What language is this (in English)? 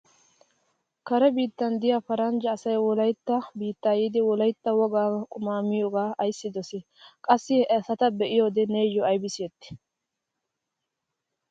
Wolaytta